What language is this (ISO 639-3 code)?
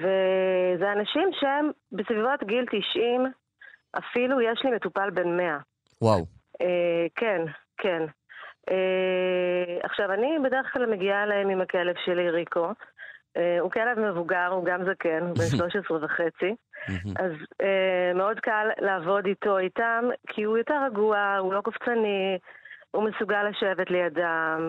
heb